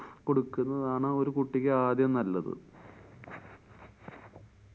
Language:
Malayalam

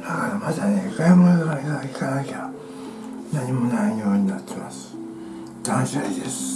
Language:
Japanese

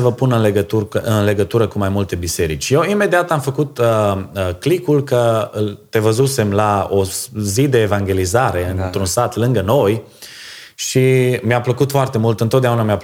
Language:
Romanian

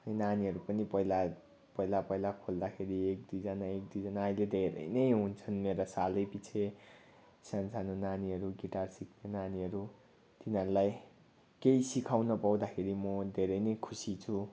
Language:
Nepali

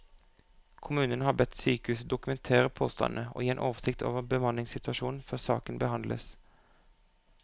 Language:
Norwegian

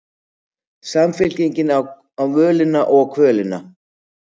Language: Icelandic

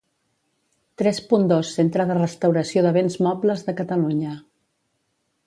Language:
Catalan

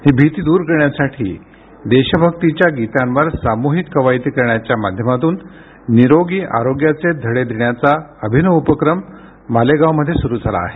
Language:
Marathi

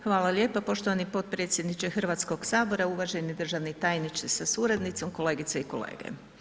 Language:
Croatian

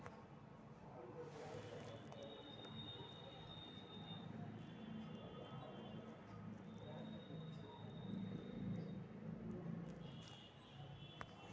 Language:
Magahi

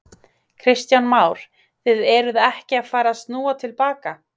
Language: Icelandic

